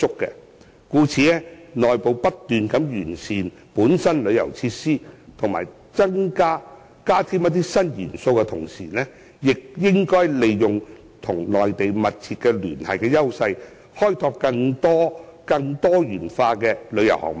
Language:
Cantonese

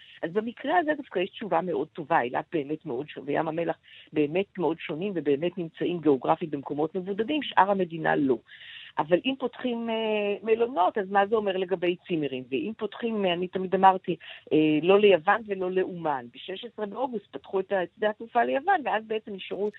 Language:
Hebrew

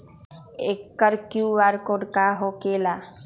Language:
Magahi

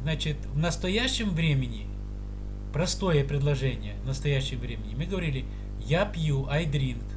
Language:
Russian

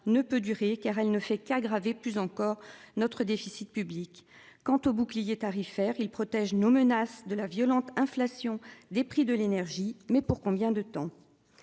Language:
French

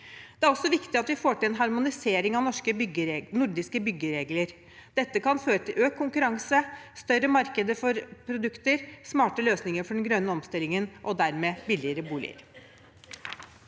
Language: Norwegian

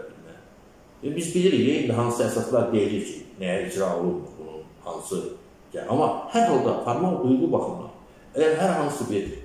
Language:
Turkish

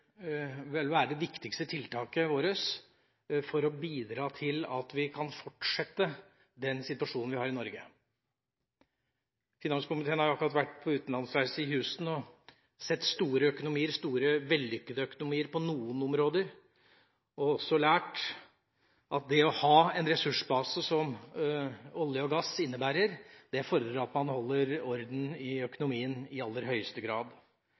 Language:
Norwegian Bokmål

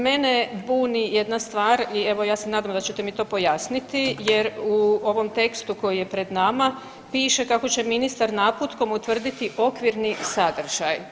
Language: Croatian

